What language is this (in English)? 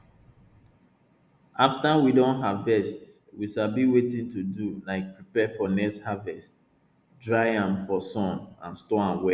Nigerian Pidgin